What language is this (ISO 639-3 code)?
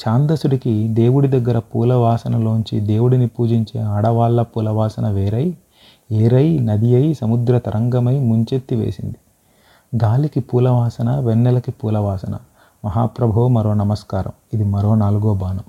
tel